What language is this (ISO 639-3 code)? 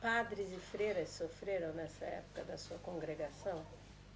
por